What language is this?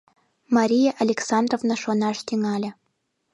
Mari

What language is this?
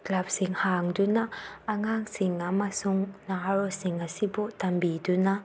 Manipuri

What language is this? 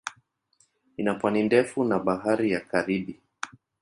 Swahili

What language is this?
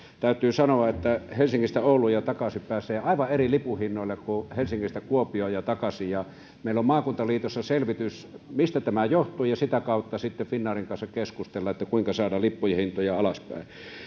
Finnish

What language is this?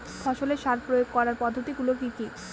Bangla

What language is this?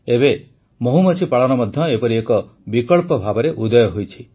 Odia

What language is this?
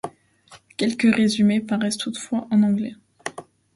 French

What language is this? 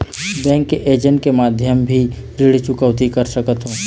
Chhattisgarhi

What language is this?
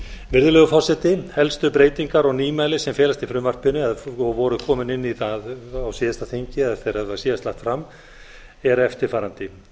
Icelandic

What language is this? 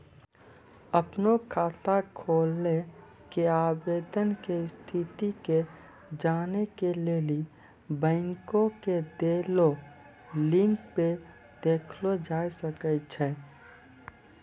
Maithili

